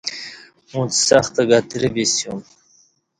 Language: Kati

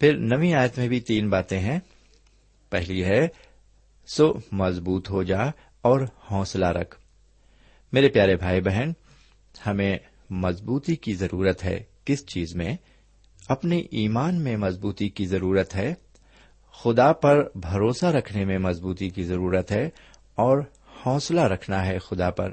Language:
Urdu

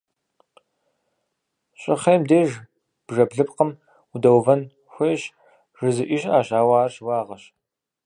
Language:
Kabardian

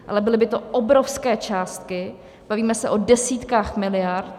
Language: Czech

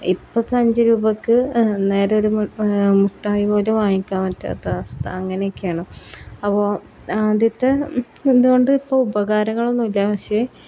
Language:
Malayalam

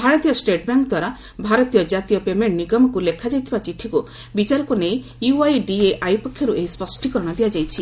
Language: Odia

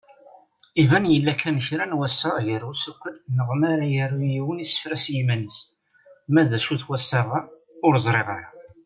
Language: Kabyle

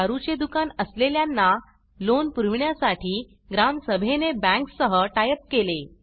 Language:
Marathi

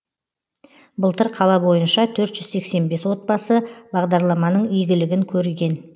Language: Kazakh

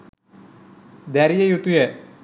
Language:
Sinhala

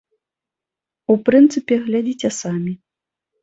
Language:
Belarusian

